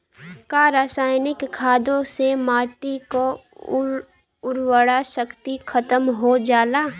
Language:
Bhojpuri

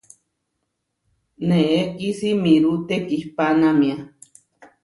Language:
Huarijio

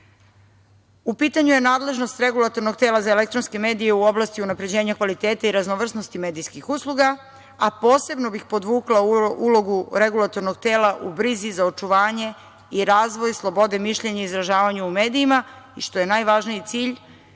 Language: Serbian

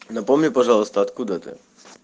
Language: Russian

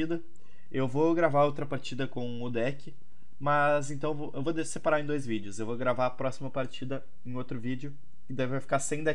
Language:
Portuguese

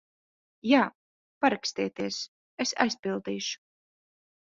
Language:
Latvian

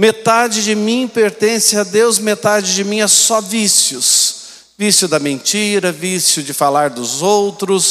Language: Portuguese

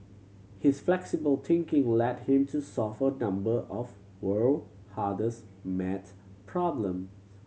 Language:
English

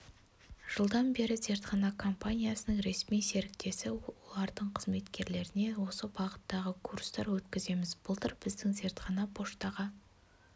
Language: Kazakh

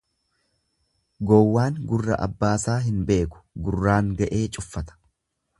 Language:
Oromo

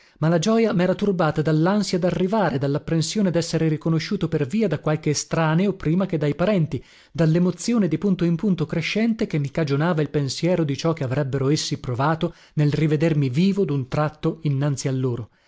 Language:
Italian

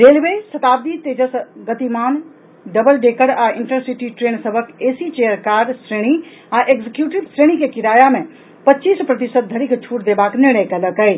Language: Maithili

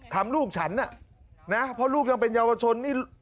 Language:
Thai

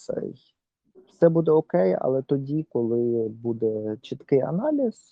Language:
Ukrainian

